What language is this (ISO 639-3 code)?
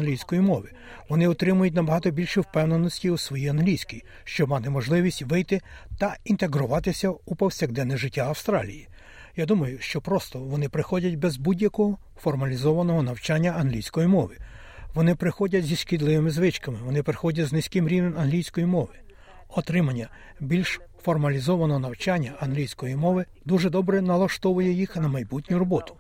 ukr